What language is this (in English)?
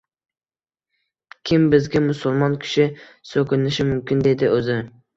Uzbek